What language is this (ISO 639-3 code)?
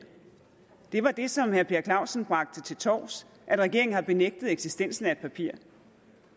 dan